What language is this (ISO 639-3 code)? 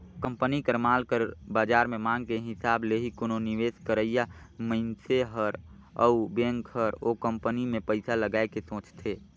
hne